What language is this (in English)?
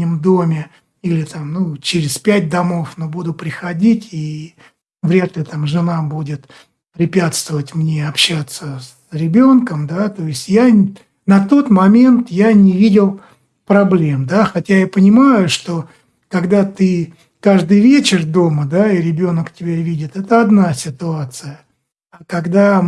Russian